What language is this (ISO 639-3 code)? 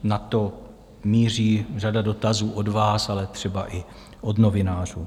ces